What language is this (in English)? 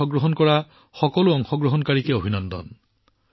Assamese